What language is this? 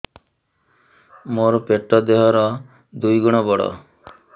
Odia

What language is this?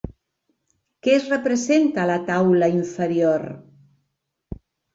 Catalan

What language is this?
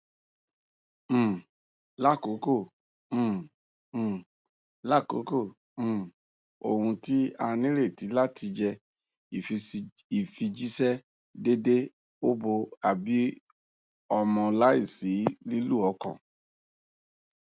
Yoruba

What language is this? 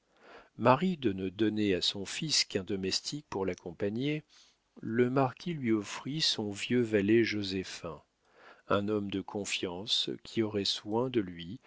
French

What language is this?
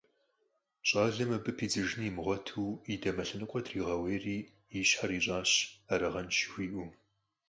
Kabardian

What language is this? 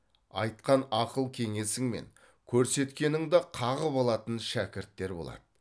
Kazakh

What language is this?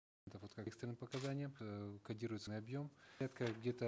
Kazakh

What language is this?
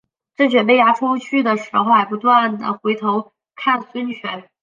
Chinese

